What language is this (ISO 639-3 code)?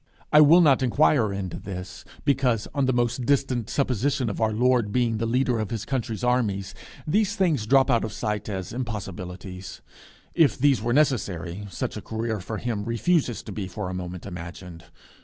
eng